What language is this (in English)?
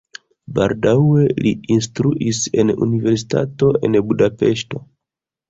Esperanto